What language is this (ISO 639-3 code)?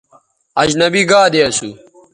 btv